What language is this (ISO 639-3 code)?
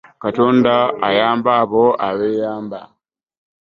lug